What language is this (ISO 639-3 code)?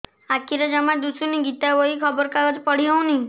ori